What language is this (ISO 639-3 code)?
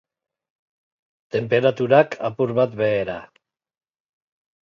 eus